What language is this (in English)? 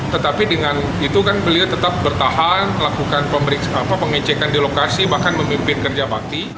Indonesian